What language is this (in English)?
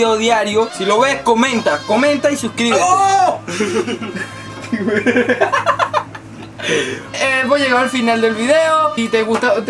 Spanish